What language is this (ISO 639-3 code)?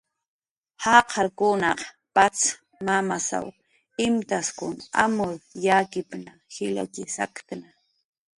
jqr